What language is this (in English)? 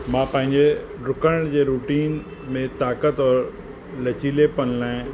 Sindhi